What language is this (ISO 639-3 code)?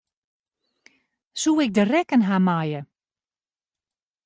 fry